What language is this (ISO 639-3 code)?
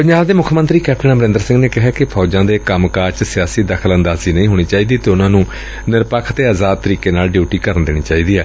pan